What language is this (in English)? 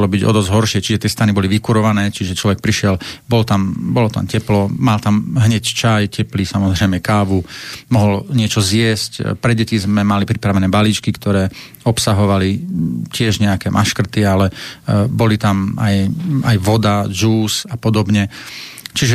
Slovak